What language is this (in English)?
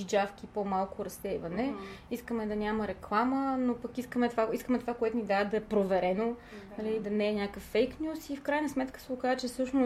Bulgarian